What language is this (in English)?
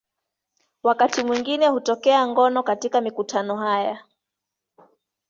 Swahili